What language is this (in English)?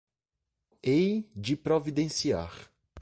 Portuguese